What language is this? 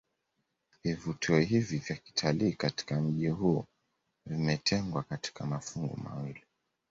Swahili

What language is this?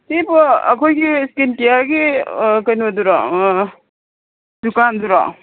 Manipuri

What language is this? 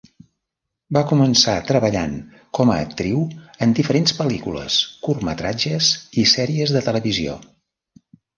Catalan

